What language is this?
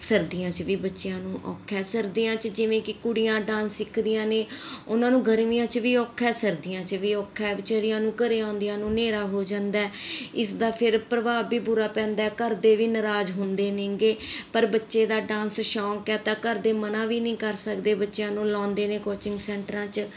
Punjabi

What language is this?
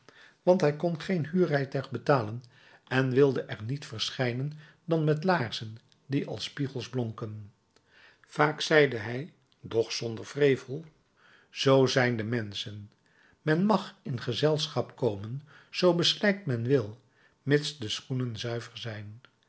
Dutch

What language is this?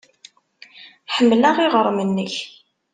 Kabyle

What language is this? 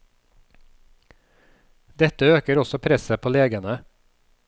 Norwegian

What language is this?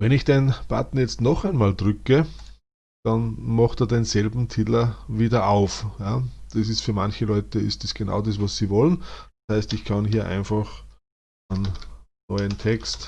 German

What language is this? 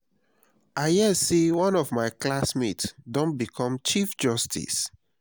Nigerian Pidgin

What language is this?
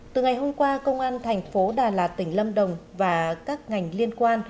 Vietnamese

